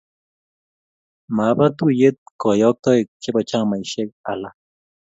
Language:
Kalenjin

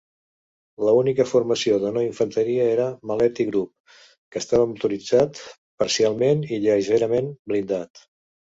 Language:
Catalan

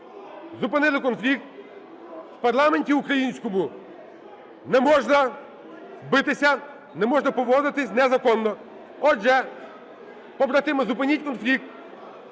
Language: Ukrainian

